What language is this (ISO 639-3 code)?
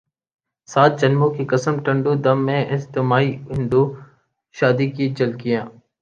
urd